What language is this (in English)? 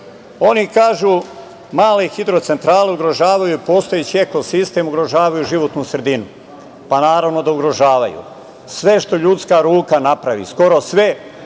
Serbian